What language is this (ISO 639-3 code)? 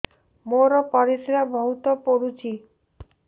ori